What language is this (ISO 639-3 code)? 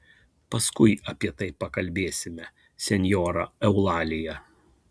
lit